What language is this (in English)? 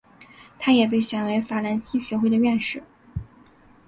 Chinese